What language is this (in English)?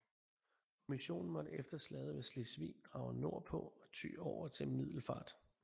Danish